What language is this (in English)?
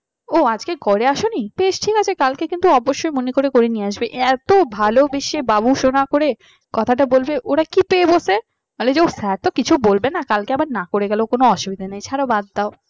Bangla